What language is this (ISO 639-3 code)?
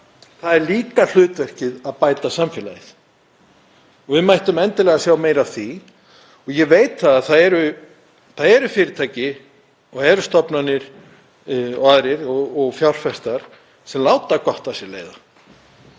isl